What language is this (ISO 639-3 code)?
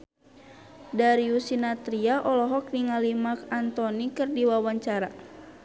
sun